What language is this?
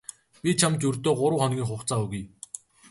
Mongolian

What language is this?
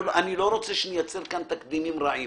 Hebrew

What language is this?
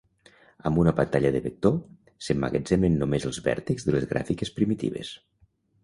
Catalan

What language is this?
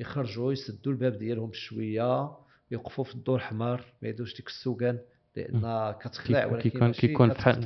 Arabic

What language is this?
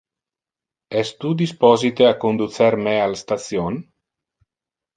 Interlingua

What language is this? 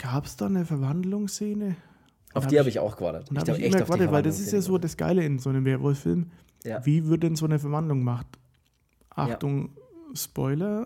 German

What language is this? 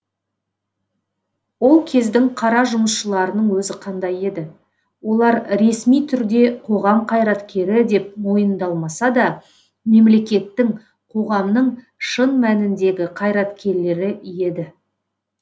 Kazakh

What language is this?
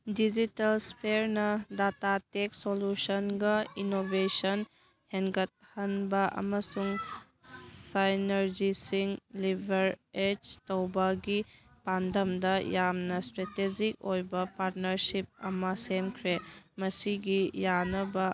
Manipuri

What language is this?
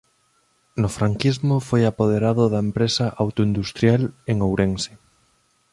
Galician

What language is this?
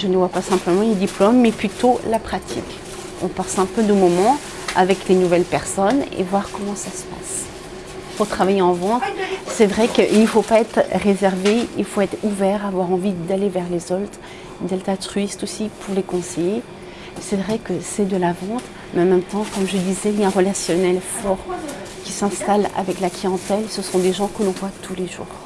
French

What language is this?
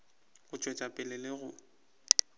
Northern Sotho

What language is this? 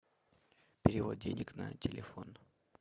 Russian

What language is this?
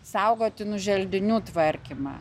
Lithuanian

